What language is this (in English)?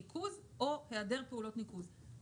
Hebrew